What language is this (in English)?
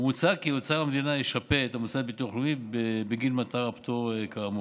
Hebrew